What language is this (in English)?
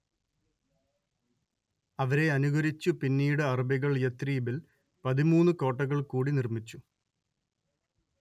Malayalam